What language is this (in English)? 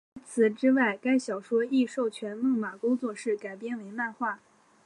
Chinese